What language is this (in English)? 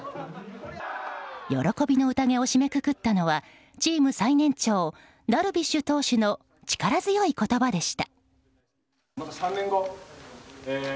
Japanese